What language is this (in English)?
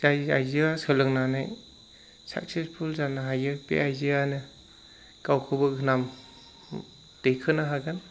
Bodo